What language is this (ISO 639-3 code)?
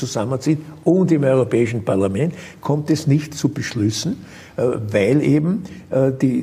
deu